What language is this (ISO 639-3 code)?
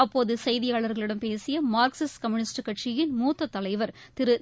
tam